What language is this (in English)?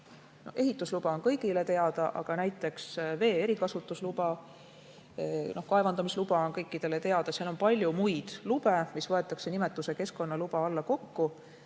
Estonian